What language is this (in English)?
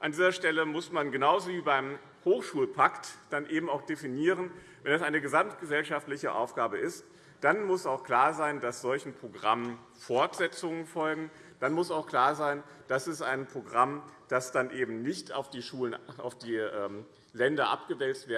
German